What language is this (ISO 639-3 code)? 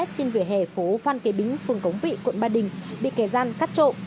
vie